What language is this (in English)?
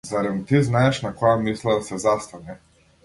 Macedonian